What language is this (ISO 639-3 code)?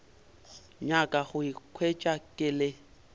nso